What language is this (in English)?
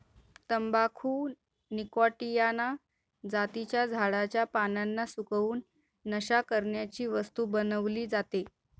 Marathi